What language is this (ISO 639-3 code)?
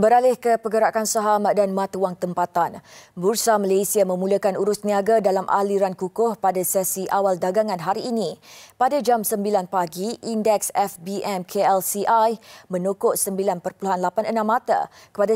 msa